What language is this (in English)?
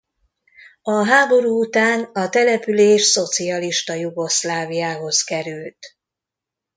Hungarian